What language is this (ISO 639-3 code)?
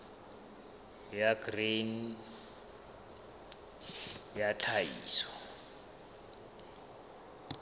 sot